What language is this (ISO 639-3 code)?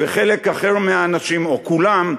heb